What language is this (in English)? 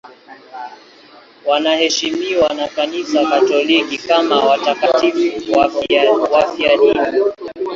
Swahili